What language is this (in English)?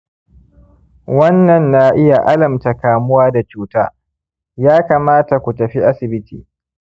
Hausa